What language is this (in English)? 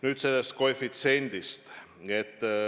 Estonian